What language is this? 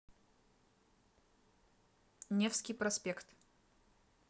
Russian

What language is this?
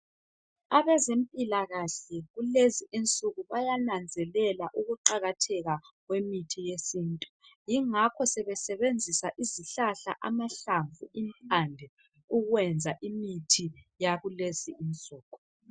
North Ndebele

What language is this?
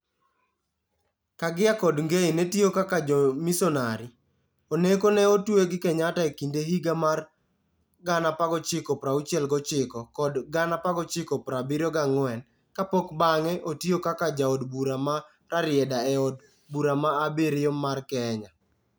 Luo (Kenya and Tanzania)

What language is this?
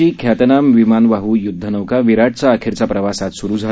Marathi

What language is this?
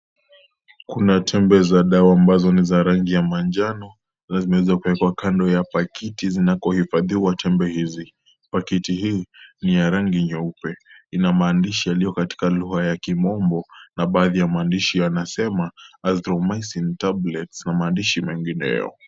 Swahili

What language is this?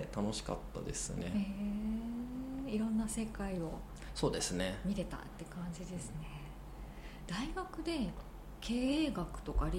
Japanese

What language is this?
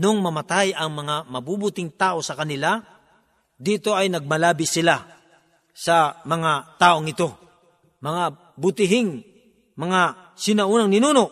Filipino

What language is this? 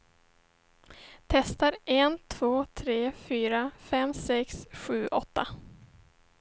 Swedish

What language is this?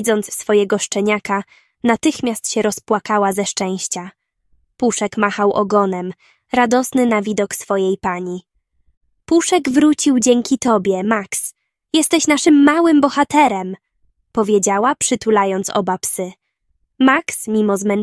Polish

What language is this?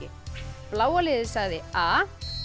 Icelandic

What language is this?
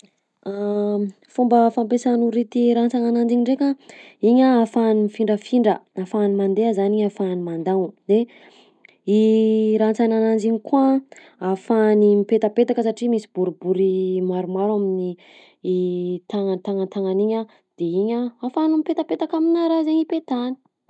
Southern Betsimisaraka Malagasy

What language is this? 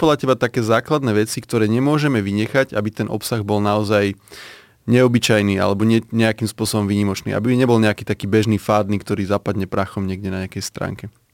Slovak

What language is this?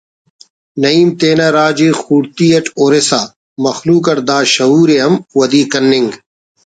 Brahui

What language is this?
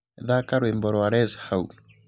Kikuyu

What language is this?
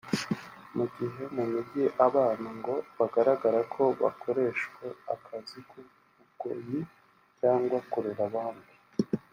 Kinyarwanda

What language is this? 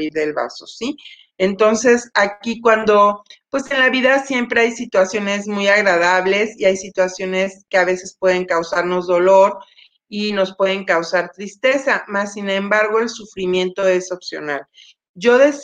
Spanish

